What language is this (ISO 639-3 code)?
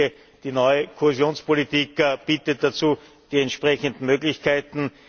deu